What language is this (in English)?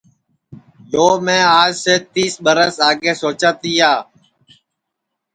Sansi